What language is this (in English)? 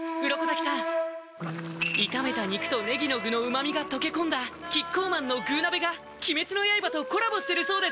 Japanese